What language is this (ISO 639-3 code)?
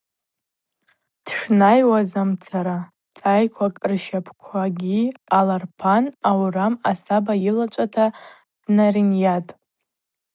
abq